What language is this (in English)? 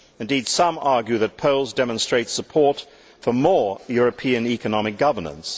English